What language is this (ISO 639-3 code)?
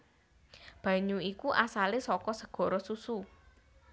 jav